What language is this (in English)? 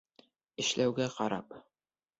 Bashkir